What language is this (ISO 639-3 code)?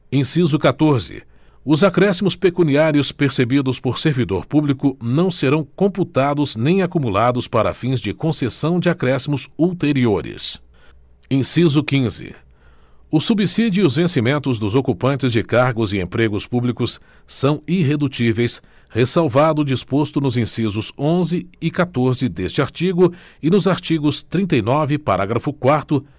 por